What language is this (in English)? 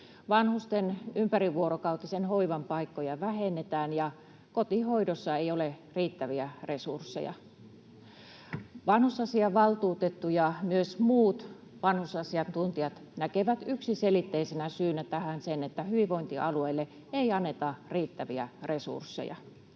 Finnish